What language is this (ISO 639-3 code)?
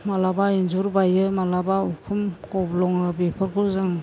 brx